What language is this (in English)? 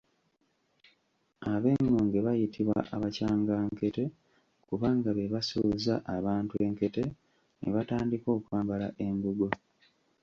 Ganda